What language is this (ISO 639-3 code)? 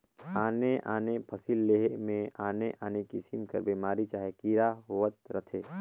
hne